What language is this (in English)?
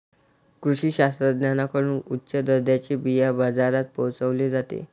Marathi